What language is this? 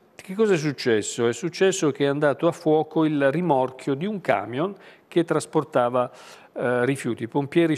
Italian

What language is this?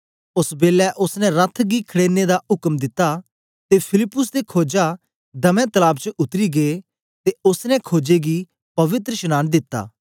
Dogri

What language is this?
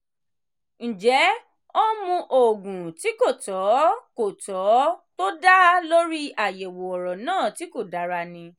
Yoruba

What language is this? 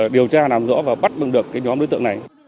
Vietnamese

